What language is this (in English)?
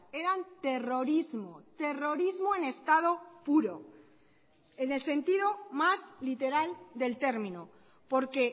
Spanish